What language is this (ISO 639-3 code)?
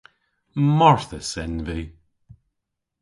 cor